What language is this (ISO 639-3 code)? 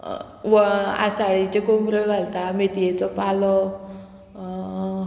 kok